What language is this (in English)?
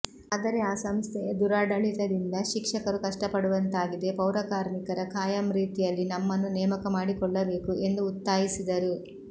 Kannada